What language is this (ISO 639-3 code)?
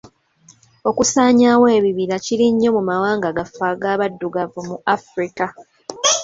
lug